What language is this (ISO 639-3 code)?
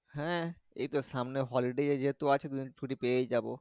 ben